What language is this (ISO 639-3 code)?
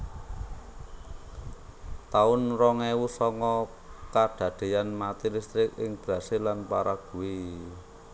jav